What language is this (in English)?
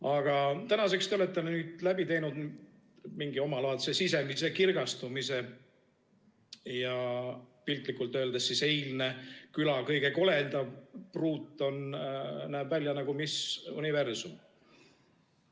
Estonian